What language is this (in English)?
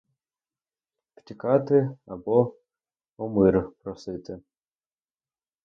Ukrainian